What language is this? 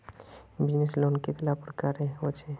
Magahi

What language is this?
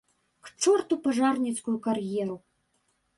Belarusian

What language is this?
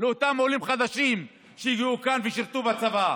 Hebrew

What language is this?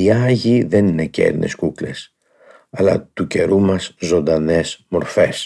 Greek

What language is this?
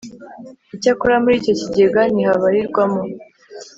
Kinyarwanda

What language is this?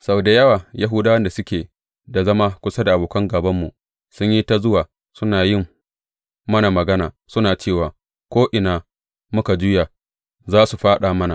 Hausa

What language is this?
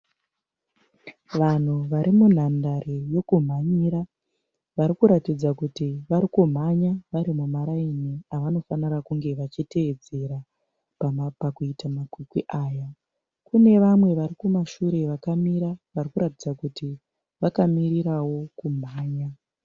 Shona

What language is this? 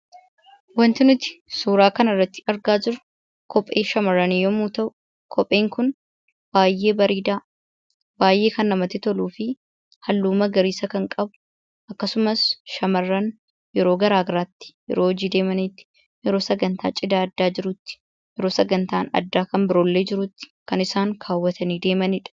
Oromo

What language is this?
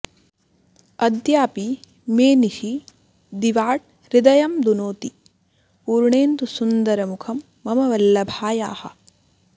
Sanskrit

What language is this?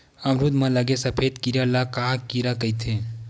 Chhattisgarhi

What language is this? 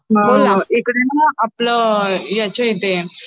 Marathi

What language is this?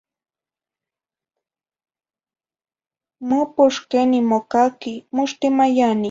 Zacatlán-Ahuacatlán-Tepetzintla Nahuatl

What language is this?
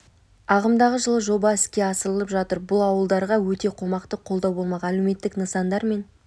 Kazakh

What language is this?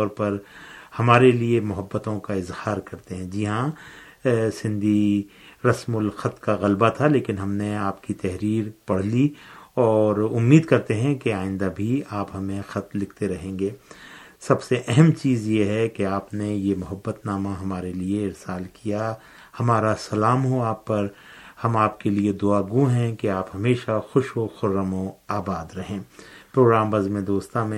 Urdu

